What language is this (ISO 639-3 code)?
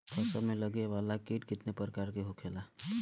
bho